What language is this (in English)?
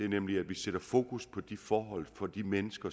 Danish